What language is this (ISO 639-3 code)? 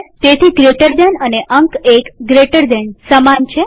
guj